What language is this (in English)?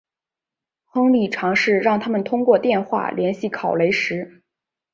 Chinese